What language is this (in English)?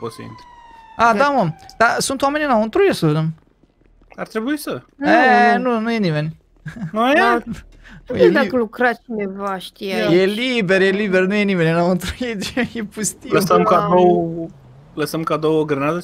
Romanian